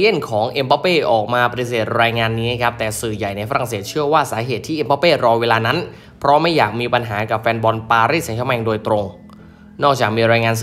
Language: Thai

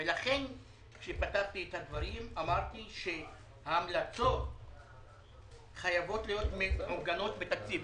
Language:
Hebrew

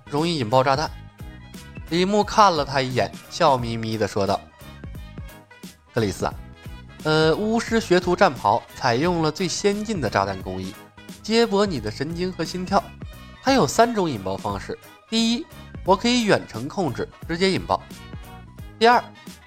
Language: Chinese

